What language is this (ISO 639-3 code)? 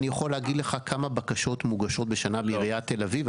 heb